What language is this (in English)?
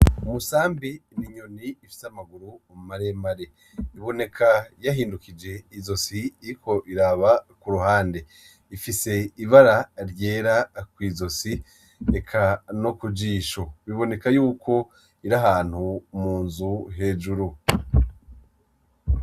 Rundi